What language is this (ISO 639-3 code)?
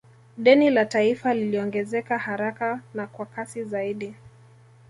swa